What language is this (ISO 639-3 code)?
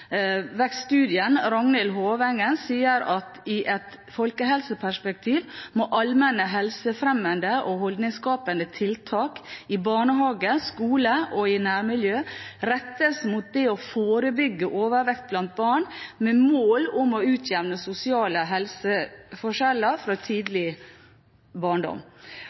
nob